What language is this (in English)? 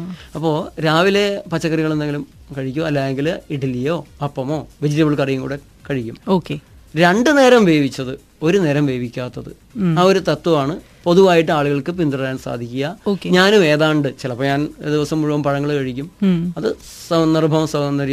Malayalam